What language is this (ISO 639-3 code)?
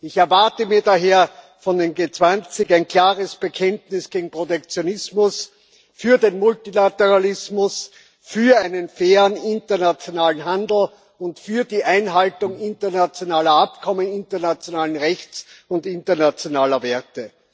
deu